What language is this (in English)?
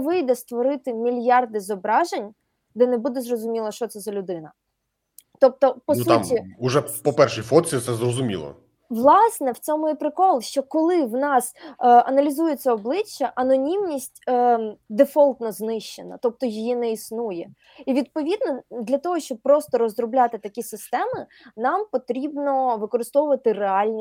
Ukrainian